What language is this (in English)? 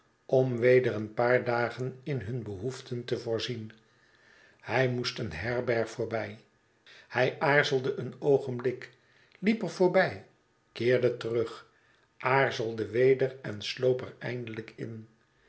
Dutch